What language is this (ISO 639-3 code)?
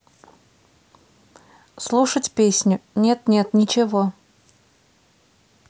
rus